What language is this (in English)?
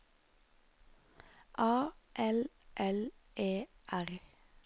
Norwegian